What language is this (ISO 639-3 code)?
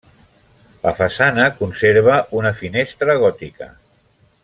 cat